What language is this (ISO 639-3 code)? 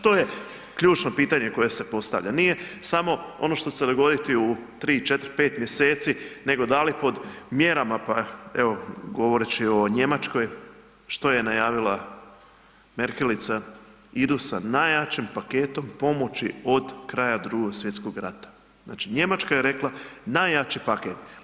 hrv